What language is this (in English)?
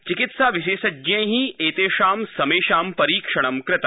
Sanskrit